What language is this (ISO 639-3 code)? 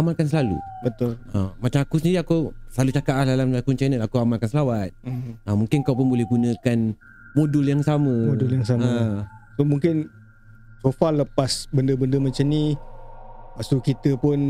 msa